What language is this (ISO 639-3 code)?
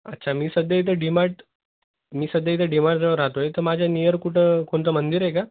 mar